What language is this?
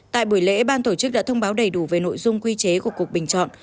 Vietnamese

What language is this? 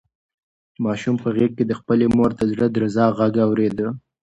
Pashto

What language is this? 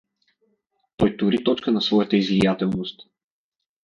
Bulgarian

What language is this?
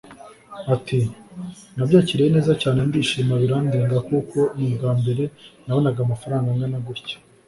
Kinyarwanda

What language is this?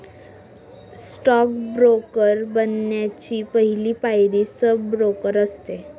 Marathi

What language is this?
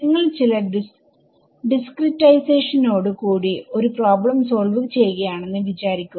Malayalam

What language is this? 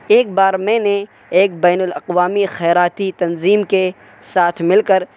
Urdu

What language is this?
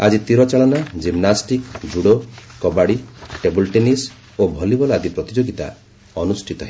Odia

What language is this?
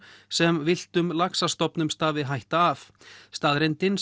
Icelandic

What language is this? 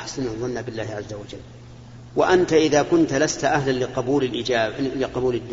Arabic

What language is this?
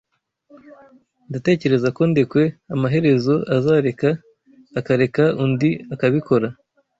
Kinyarwanda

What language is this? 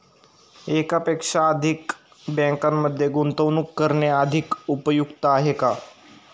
Marathi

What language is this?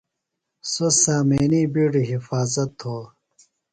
Phalura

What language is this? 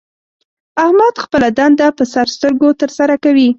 Pashto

